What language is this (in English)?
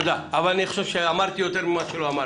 Hebrew